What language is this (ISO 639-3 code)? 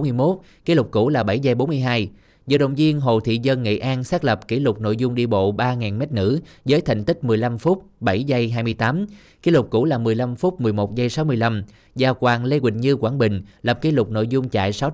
vie